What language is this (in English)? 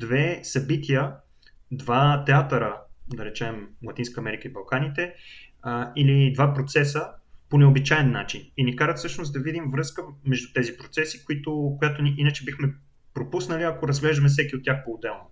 Bulgarian